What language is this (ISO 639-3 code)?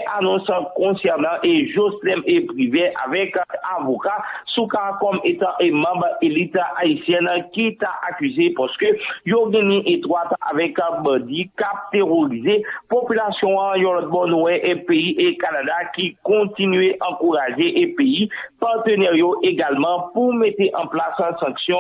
fra